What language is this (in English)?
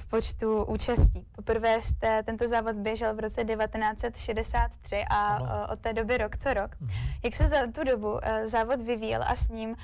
Czech